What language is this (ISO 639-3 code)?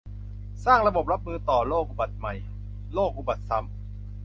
tha